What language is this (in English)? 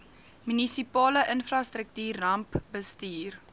Afrikaans